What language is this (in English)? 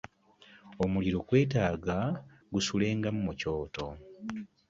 Ganda